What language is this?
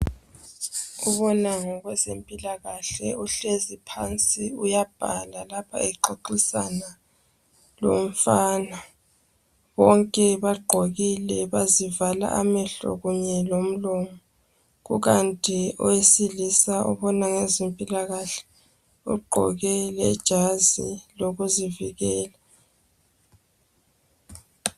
North Ndebele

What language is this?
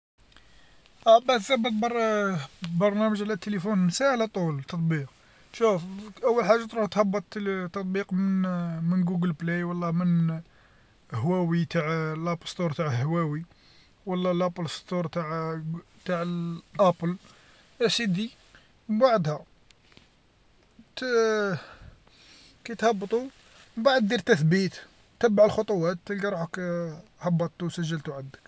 Algerian Arabic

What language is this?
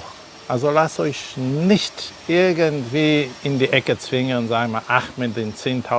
German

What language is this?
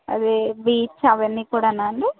Telugu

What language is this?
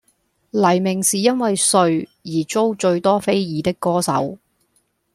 Cantonese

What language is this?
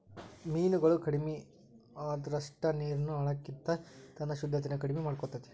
Kannada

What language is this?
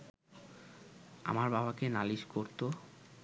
Bangla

